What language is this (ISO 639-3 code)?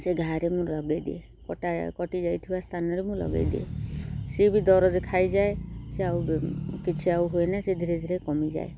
ori